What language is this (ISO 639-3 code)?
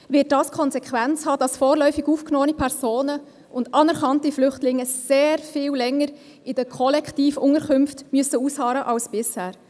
gsw